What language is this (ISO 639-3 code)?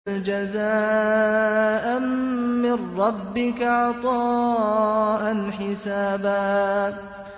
ara